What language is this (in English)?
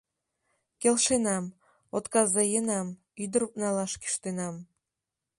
Mari